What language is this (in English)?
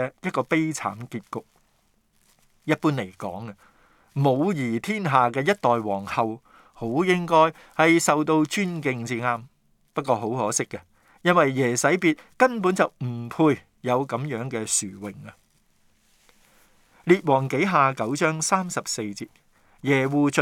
Chinese